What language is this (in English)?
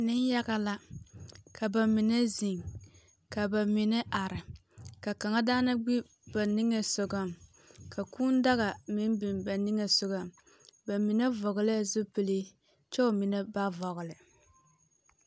Southern Dagaare